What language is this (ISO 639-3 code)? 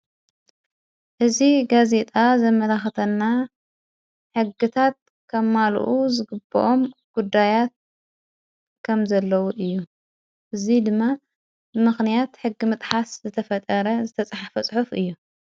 tir